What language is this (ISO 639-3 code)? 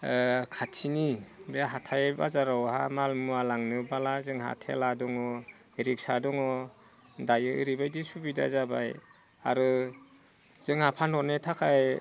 brx